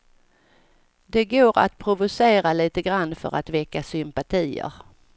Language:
Swedish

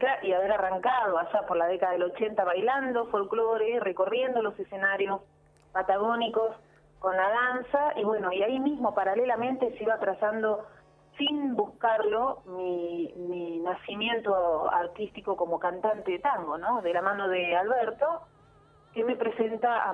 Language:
Spanish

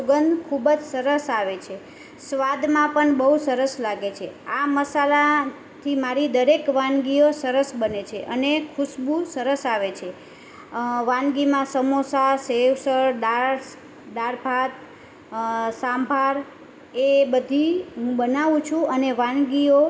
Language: Gujarati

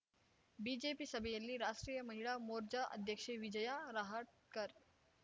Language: Kannada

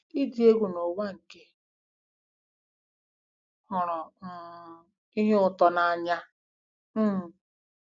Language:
Igbo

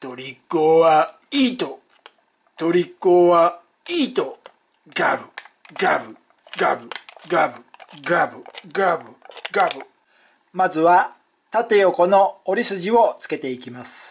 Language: Japanese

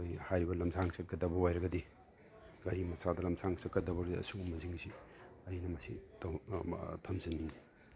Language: Manipuri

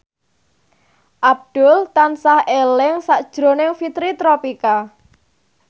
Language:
Javanese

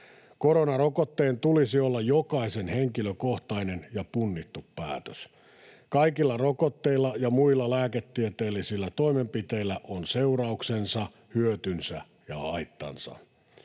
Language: Finnish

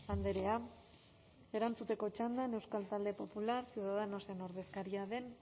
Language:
Basque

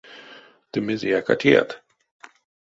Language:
Erzya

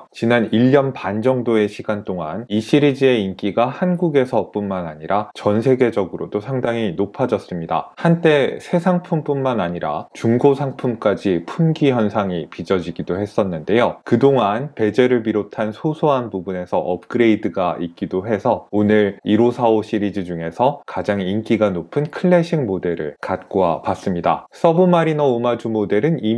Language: Korean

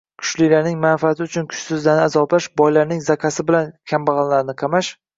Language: Uzbek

